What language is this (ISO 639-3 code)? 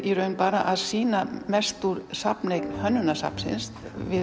isl